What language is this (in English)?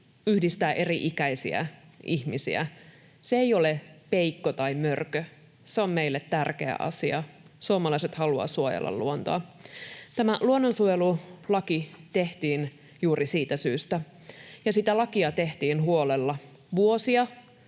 Finnish